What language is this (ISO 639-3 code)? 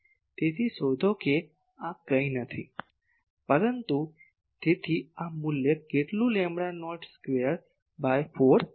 guj